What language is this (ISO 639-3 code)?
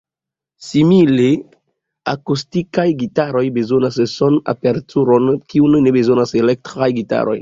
epo